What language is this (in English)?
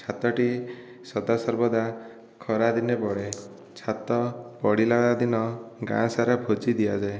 Odia